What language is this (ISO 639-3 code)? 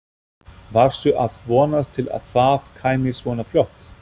isl